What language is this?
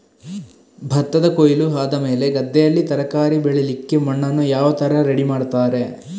Kannada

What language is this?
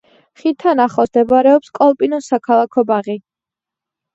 Georgian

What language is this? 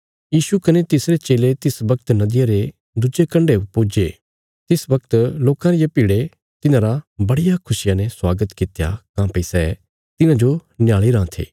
Bilaspuri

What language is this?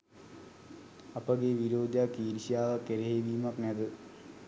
Sinhala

